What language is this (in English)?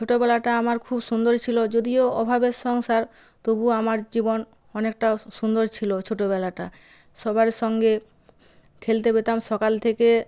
Bangla